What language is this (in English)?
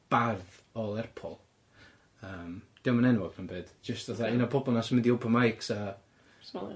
Welsh